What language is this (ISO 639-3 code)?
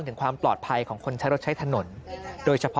tha